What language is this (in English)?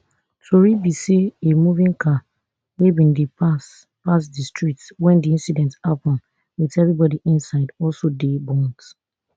Nigerian Pidgin